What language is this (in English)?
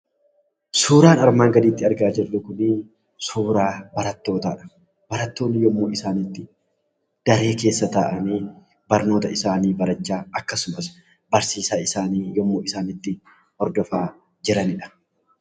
Oromo